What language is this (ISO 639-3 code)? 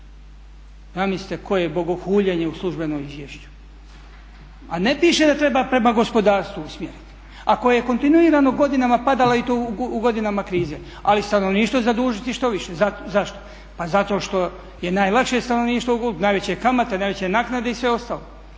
hrv